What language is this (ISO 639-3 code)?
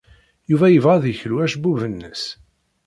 kab